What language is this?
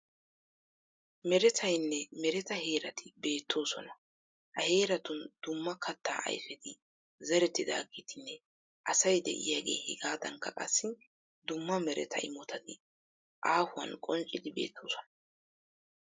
Wolaytta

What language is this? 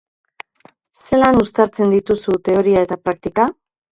Basque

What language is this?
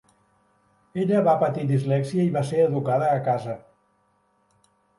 Catalan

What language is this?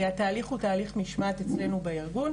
Hebrew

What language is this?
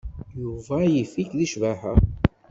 Kabyle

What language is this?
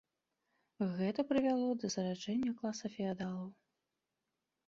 Belarusian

